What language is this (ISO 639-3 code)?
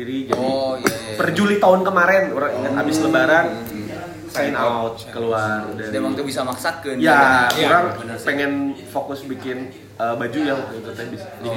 ind